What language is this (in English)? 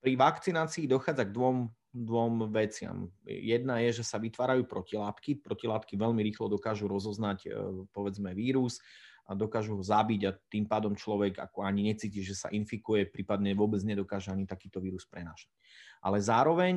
Slovak